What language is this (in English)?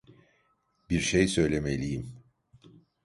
Turkish